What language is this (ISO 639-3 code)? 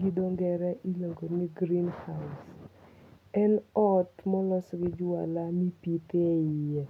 luo